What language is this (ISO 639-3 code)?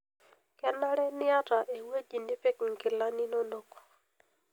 mas